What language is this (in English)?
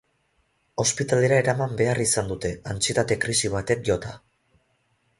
Basque